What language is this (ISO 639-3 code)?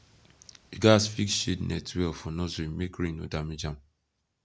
pcm